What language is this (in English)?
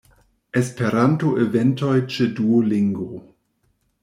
Esperanto